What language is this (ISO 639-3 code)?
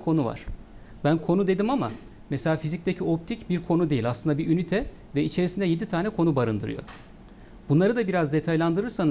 tur